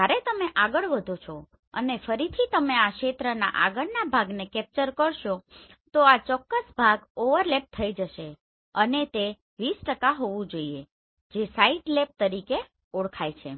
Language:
Gujarati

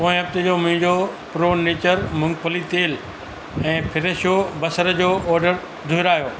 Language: Sindhi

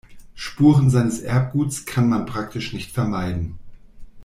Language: German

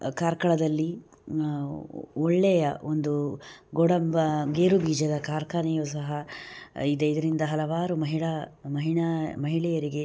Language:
Kannada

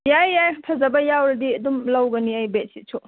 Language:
Manipuri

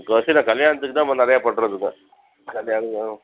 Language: Tamil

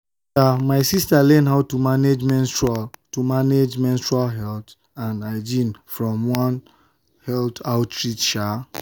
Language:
Nigerian Pidgin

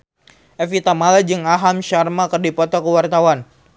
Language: Sundanese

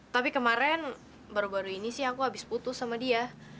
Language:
Indonesian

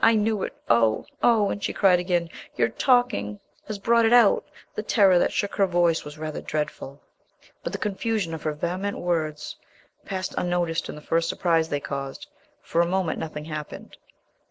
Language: English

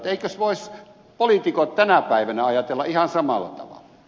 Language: Finnish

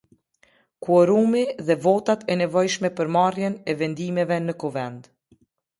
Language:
Albanian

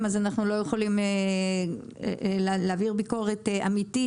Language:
Hebrew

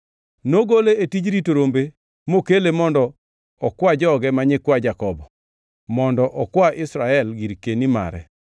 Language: Luo (Kenya and Tanzania)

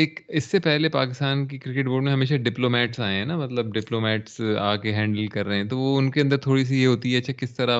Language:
Urdu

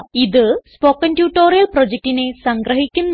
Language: Malayalam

